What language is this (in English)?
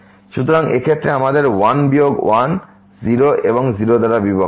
Bangla